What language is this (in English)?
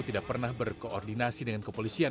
Indonesian